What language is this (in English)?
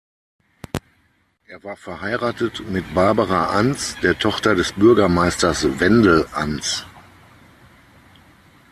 German